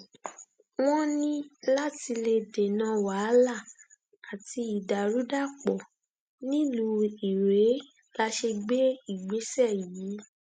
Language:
Yoruba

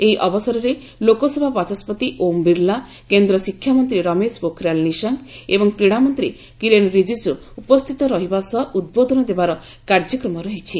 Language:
Odia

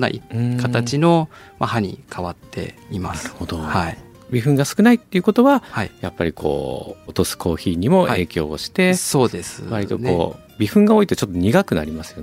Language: Japanese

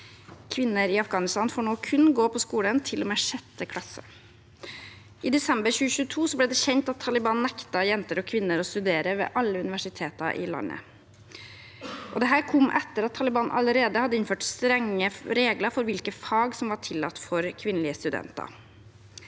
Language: Norwegian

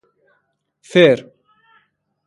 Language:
Persian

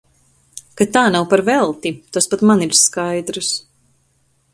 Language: Latvian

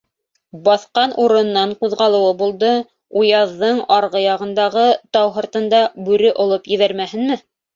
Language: Bashkir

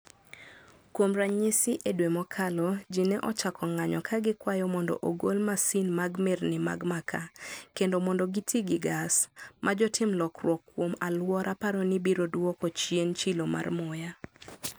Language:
Luo (Kenya and Tanzania)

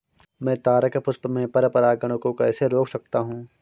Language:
Hindi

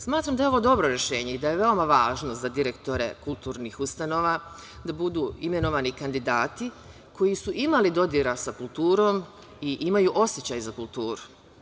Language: Serbian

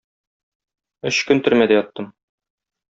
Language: Tatar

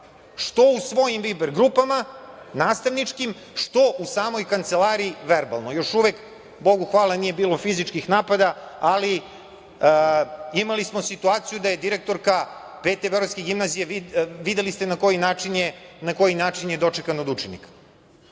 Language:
Serbian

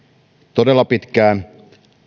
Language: Finnish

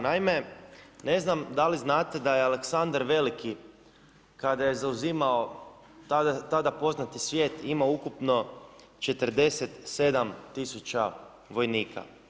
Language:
Croatian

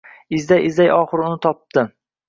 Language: Uzbek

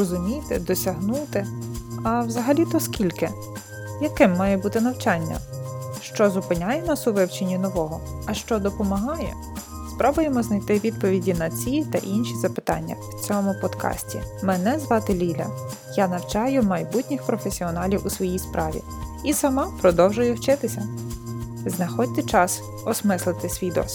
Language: Ukrainian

